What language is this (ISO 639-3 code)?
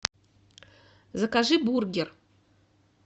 rus